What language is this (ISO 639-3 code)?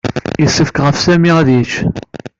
kab